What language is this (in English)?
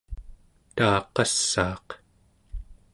Central Yupik